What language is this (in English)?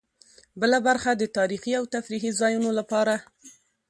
Pashto